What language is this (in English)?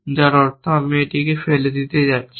Bangla